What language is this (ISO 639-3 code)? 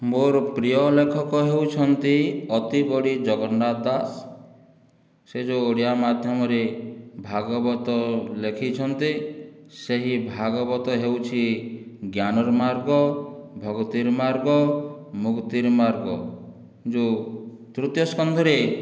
ori